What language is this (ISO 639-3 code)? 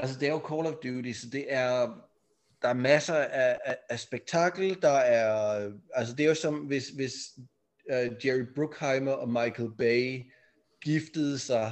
dan